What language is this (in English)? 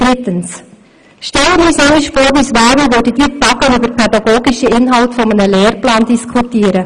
Swiss German